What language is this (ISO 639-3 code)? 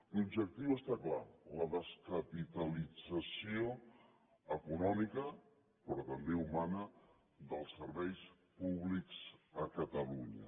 cat